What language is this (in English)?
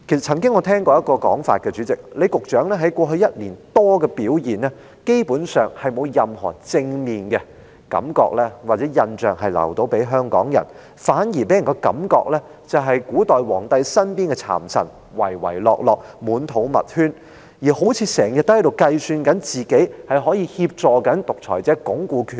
Cantonese